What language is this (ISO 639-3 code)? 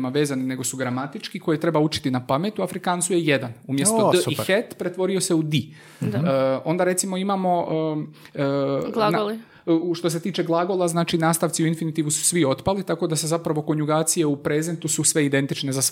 hrv